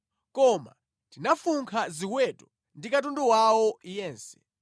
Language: Nyanja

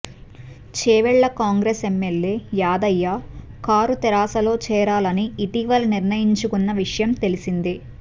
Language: Telugu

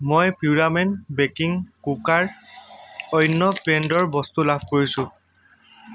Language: Assamese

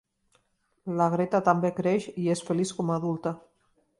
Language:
Catalan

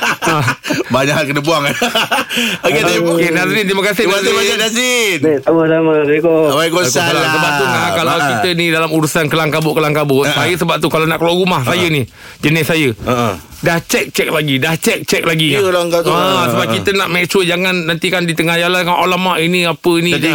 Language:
Malay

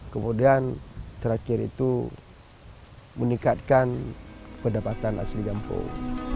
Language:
Indonesian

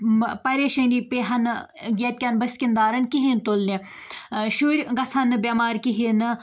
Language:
Kashmiri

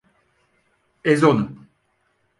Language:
Turkish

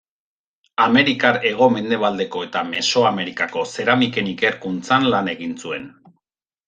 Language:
Basque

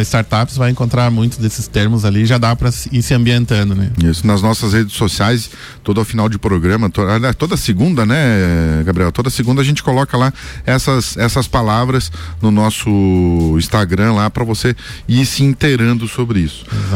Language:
Portuguese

